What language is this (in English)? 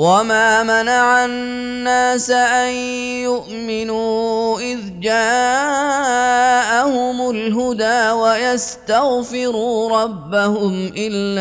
Arabic